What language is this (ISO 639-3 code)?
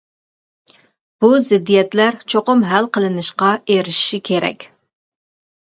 uig